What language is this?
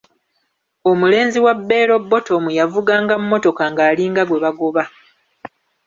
Ganda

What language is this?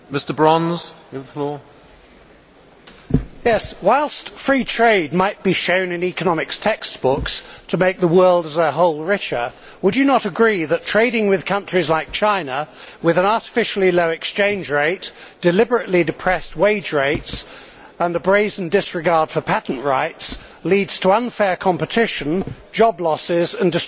English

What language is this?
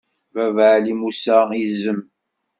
Kabyle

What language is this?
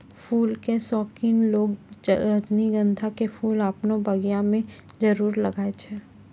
Maithili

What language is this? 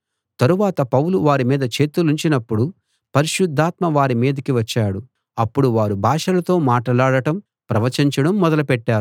Telugu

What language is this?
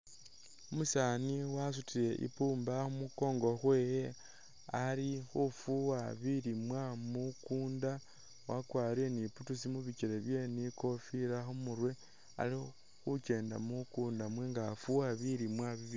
Masaaba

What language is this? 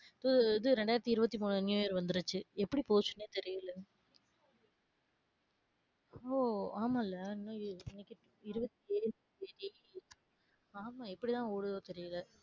Tamil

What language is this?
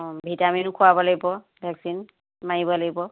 Assamese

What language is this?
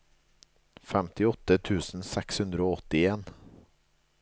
Norwegian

